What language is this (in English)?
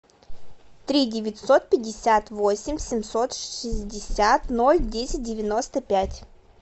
Russian